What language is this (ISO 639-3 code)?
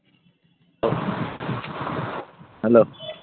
ben